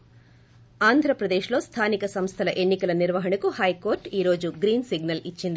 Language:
Telugu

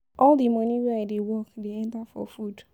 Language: Nigerian Pidgin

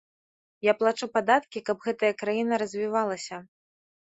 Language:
Belarusian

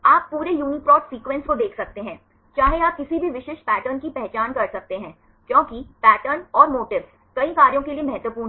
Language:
Hindi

